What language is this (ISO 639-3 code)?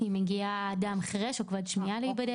heb